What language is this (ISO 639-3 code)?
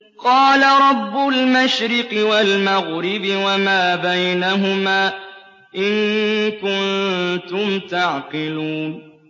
ara